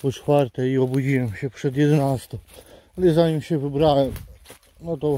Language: Polish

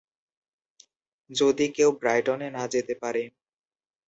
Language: Bangla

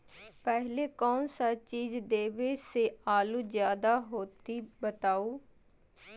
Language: Magahi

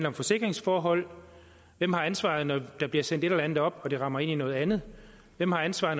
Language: Danish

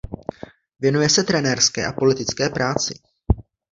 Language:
Czech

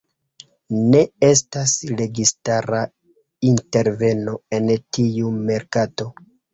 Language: Esperanto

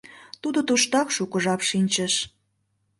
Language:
Mari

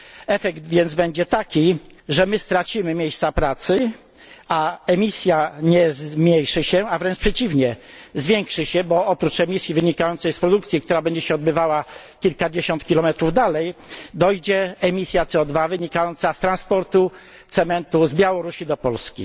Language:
Polish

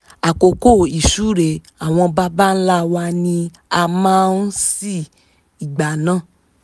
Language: Yoruba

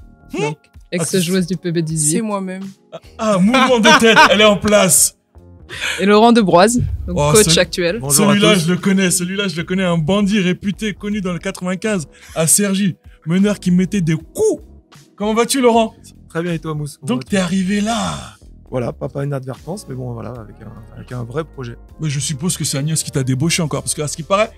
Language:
French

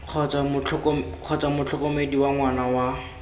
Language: Tswana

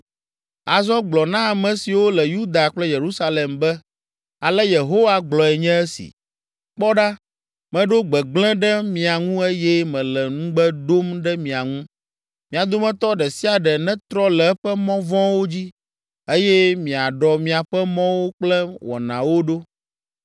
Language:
Ewe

